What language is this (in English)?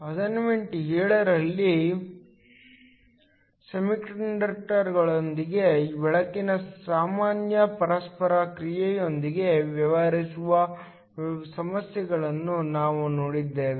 Kannada